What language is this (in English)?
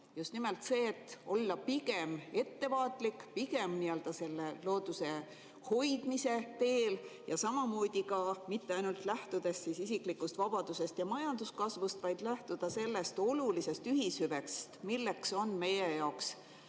Estonian